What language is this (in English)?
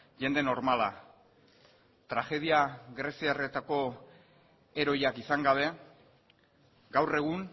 Basque